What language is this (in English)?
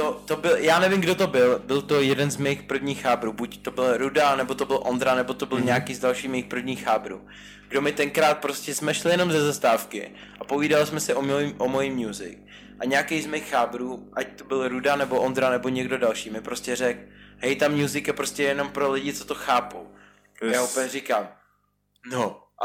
Czech